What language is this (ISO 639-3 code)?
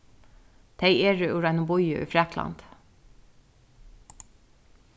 fao